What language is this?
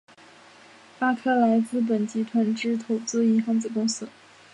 Chinese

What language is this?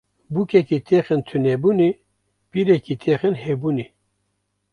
Kurdish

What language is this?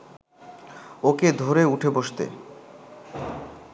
Bangla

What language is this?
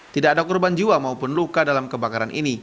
Indonesian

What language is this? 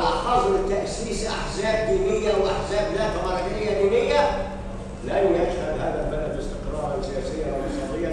Arabic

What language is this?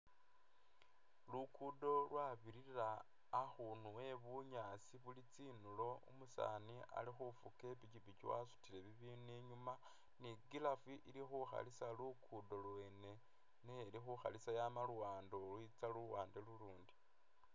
Masaaba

